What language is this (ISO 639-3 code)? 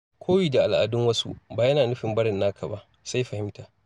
hau